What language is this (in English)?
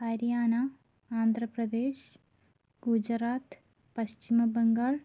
Malayalam